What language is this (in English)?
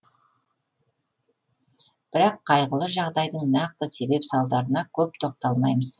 Kazakh